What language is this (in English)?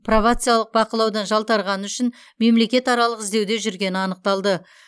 Kazakh